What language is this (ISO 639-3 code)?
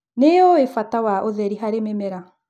kik